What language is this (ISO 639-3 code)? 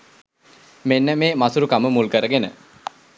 sin